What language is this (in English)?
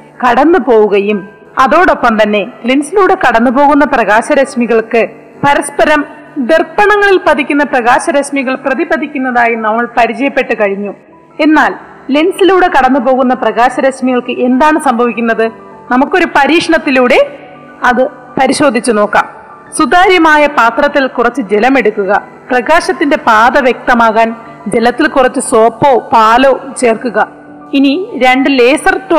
Malayalam